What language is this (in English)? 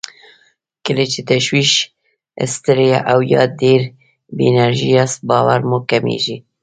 Pashto